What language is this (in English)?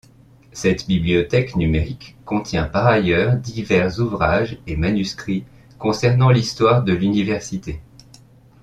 French